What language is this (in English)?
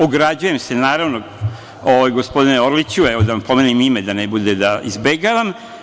Serbian